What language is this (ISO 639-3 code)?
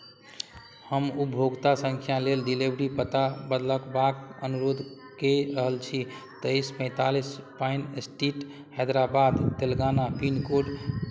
mai